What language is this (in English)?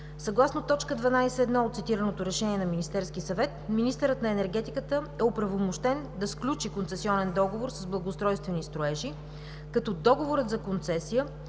Bulgarian